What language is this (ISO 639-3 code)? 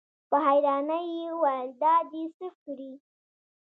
pus